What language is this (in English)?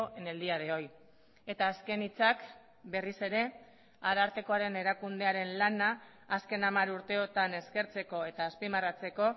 Basque